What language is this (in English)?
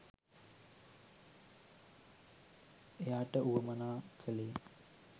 Sinhala